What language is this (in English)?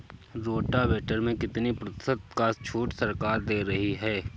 Hindi